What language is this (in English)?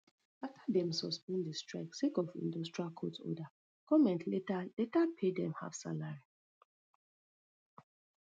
Nigerian Pidgin